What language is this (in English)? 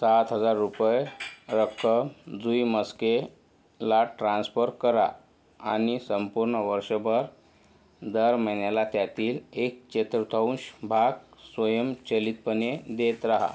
Marathi